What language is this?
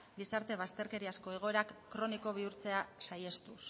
Basque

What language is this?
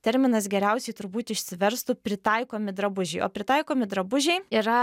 Lithuanian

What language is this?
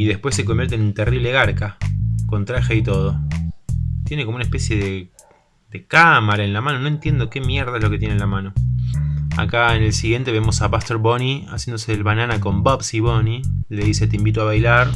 Spanish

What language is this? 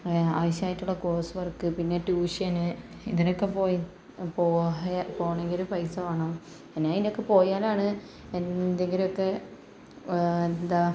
Malayalam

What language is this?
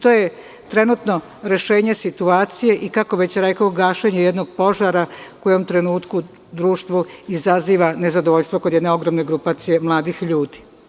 Serbian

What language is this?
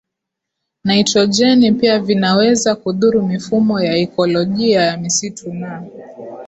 Swahili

